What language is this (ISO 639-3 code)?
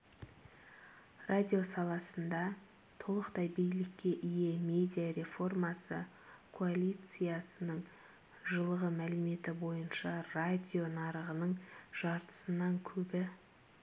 kaz